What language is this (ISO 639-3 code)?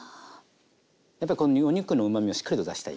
jpn